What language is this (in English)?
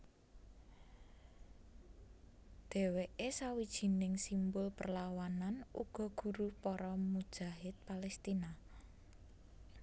Javanese